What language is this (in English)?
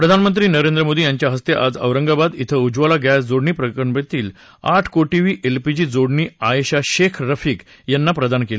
Marathi